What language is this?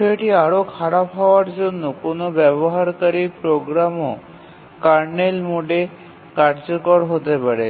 Bangla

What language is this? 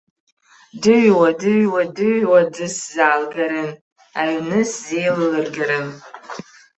Abkhazian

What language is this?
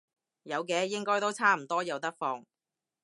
Cantonese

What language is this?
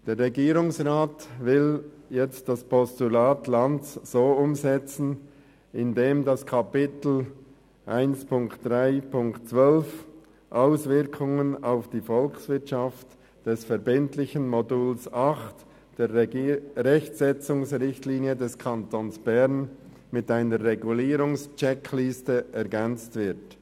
Swiss German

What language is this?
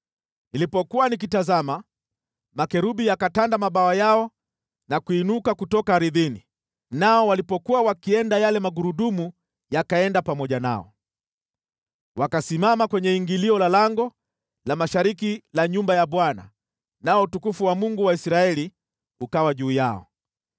Swahili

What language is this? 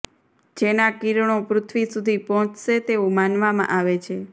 Gujarati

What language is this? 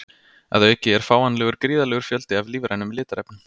Icelandic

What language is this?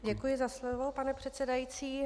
Czech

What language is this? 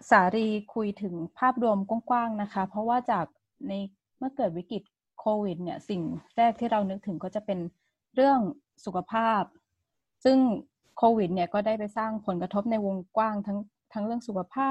Thai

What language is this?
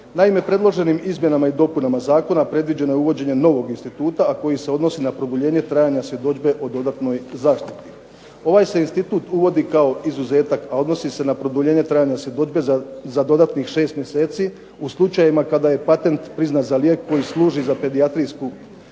Croatian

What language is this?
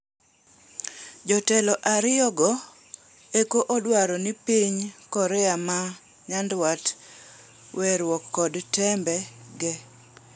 Luo (Kenya and Tanzania)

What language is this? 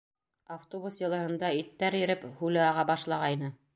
Bashkir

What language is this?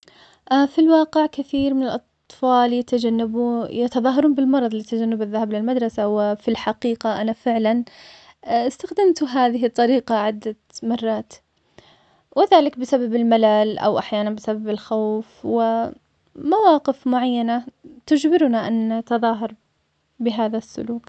Omani Arabic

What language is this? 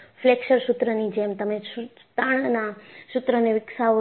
Gujarati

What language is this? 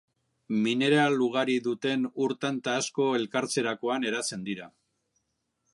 Basque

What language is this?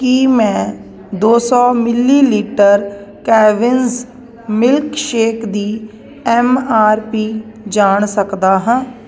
Punjabi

